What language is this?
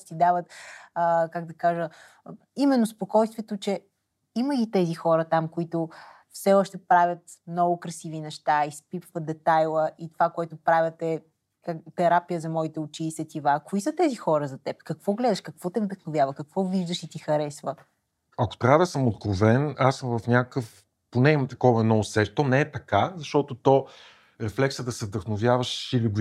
Bulgarian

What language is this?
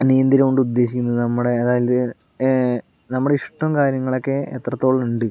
Malayalam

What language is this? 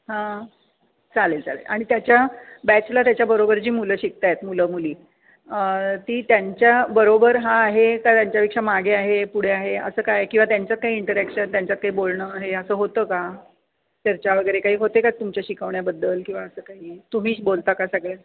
Marathi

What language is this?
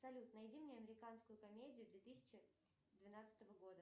Russian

